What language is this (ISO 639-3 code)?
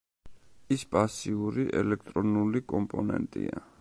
kat